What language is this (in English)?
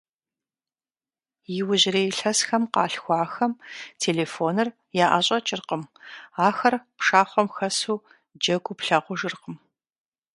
Kabardian